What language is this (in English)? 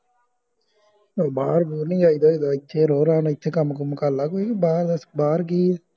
Punjabi